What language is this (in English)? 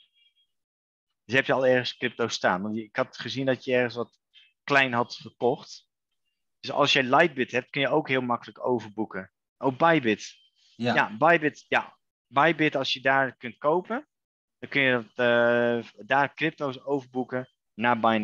Dutch